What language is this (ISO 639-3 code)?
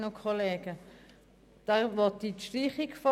gsw